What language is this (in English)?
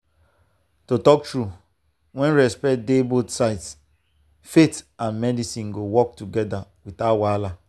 Nigerian Pidgin